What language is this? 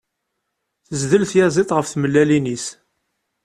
Kabyle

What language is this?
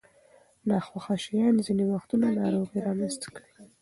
Pashto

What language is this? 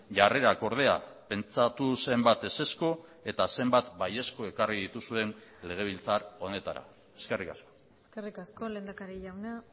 Basque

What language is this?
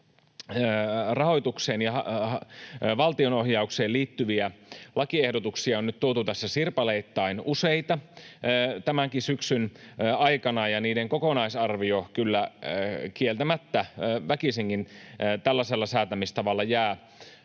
Finnish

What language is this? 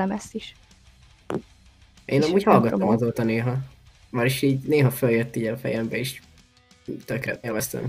Hungarian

